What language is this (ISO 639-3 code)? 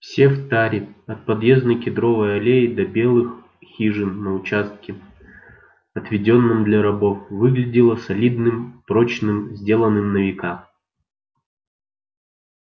rus